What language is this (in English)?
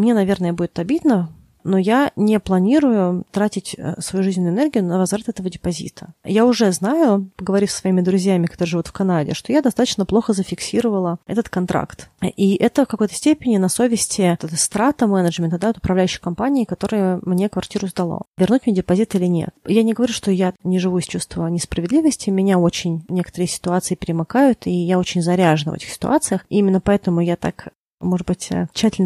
Russian